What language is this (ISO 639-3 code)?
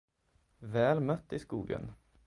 swe